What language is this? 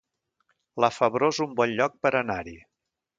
Catalan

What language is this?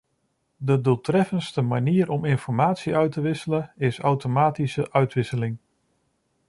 Dutch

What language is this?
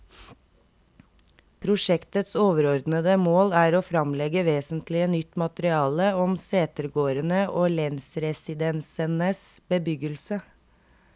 Norwegian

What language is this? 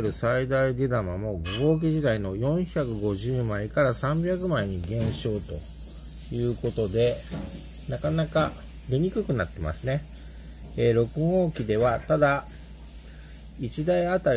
Japanese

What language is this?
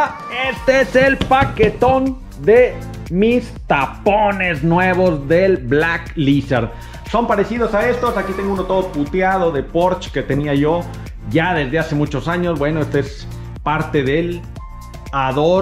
Spanish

